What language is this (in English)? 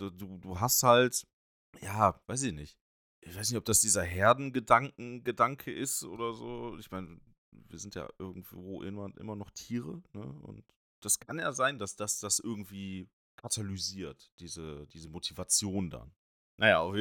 German